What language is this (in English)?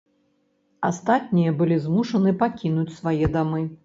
Belarusian